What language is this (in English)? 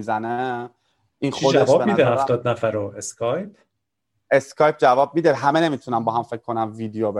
Persian